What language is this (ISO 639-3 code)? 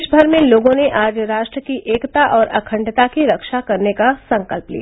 hin